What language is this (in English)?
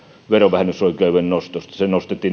Finnish